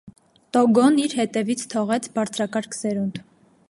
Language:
Armenian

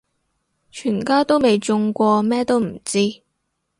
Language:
Cantonese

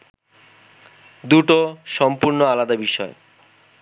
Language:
Bangla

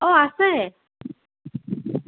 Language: Assamese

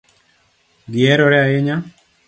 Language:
Luo (Kenya and Tanzania)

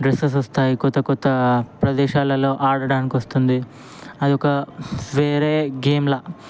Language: Telugu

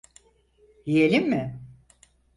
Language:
Turkish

